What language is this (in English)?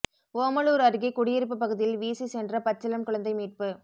Tamil